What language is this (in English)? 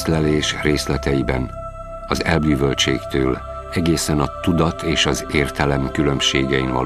Hungarian